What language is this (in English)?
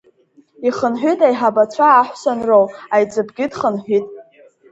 Abkhazian